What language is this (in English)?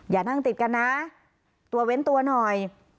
Thai